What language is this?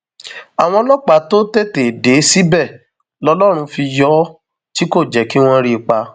Yoruba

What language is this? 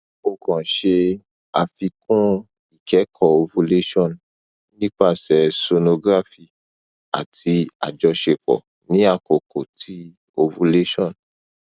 Yoruba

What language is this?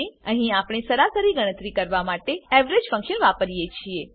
Gujarati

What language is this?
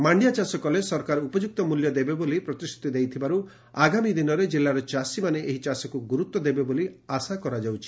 Odia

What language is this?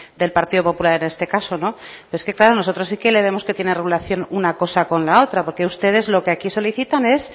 Spanish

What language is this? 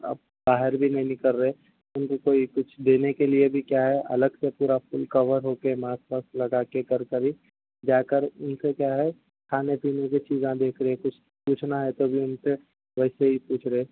Urdu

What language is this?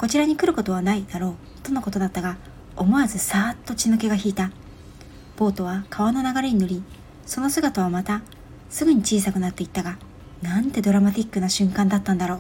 Japanese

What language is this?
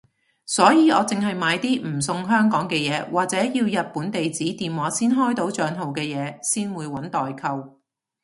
Cantonese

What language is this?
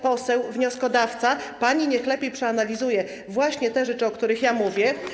Polish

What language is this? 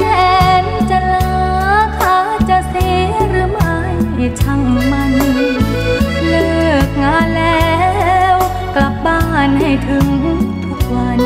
Thai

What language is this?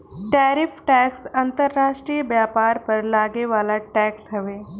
Bhojpuri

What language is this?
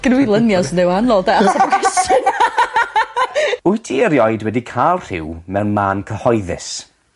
Welsh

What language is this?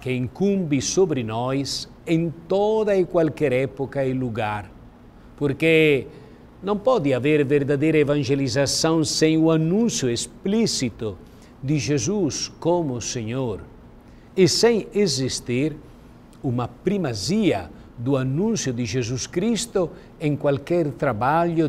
Portuguese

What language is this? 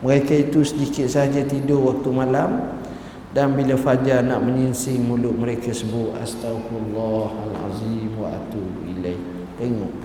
Malay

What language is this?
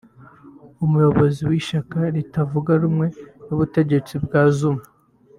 Kinyarwanda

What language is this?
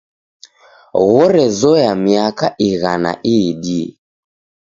Taita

